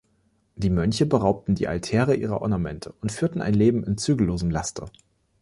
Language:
German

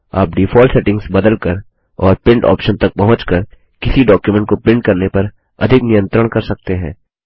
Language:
Hindi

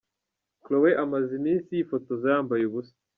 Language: Kinyarwanda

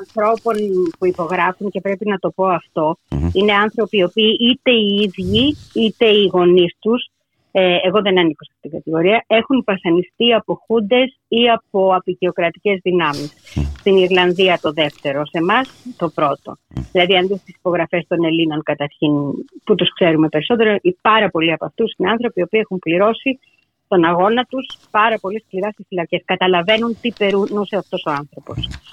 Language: Greek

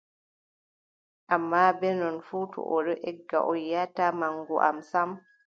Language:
Adamawa Fulfulde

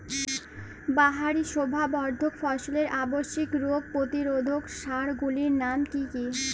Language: Bangla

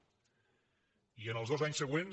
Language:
Catalan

